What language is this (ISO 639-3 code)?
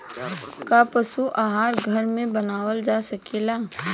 bho